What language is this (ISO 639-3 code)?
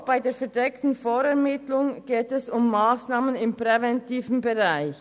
gsw